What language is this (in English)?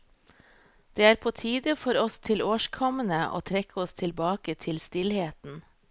Norwegian